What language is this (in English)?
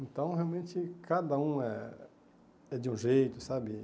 Portuguese